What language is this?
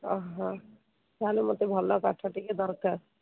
Odia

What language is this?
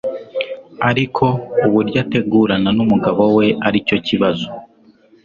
Kinyarwanda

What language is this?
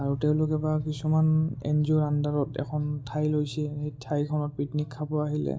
Assamese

